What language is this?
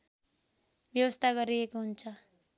Nepali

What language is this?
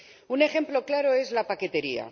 Spanish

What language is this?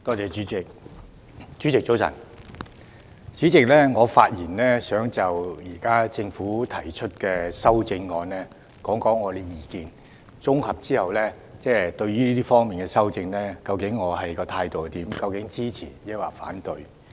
Cantonese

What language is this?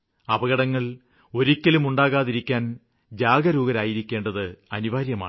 Malayalam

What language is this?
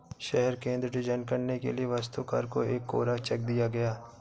Hindi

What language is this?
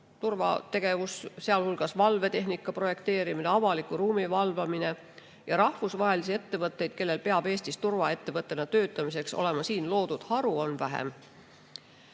Estonian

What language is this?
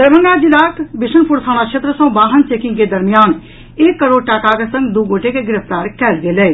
Maithili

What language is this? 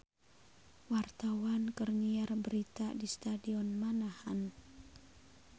Sundanese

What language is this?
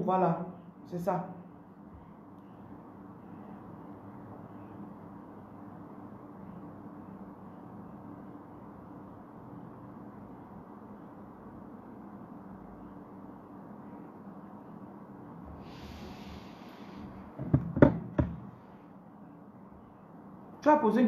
French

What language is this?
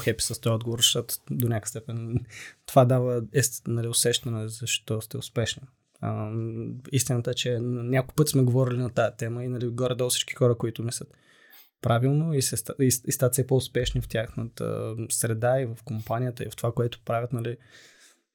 Bulgarian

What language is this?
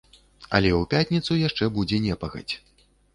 Belarusian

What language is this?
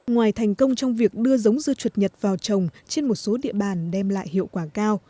Vietnamese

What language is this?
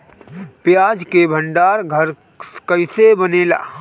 Bhojpuri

